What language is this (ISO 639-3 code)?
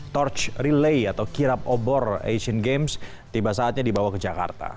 ind